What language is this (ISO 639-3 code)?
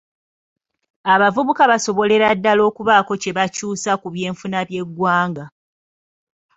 lug